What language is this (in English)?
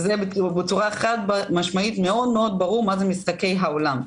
Hebrew